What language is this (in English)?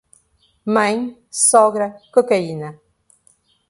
Portuguese